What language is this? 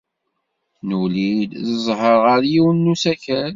Kabyle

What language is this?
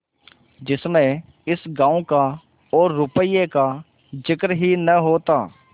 Hindi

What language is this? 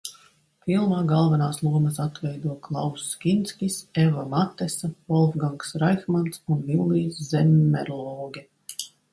Latvian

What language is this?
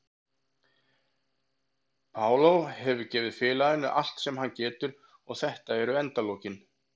Icelandic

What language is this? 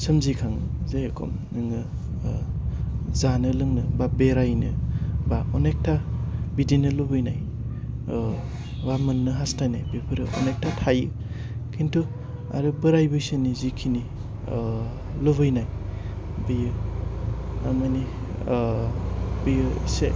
Bodo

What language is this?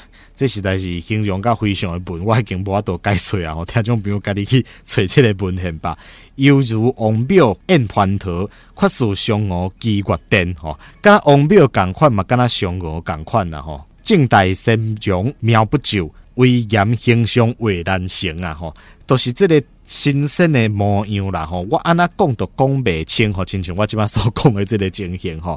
Chinese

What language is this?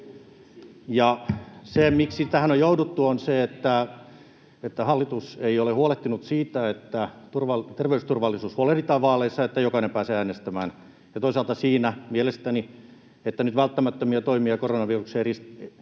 Finnish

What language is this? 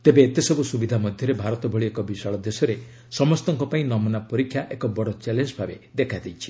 Odia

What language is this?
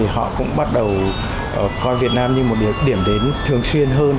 Vietnamese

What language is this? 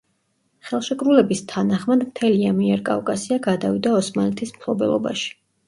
Georgian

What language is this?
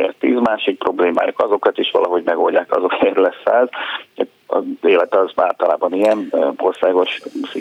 Hungarian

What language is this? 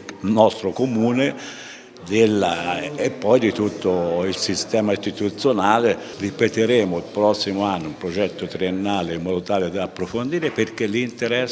Italian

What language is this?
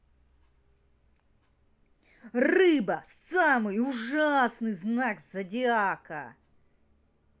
Russian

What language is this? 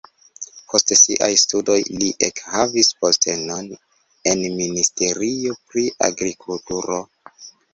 Esperanto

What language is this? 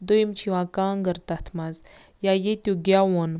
Kashmiri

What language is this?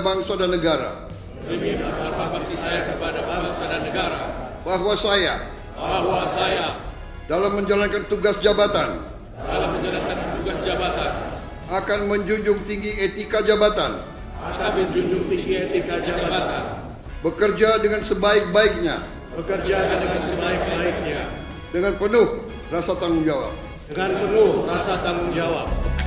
Indonesian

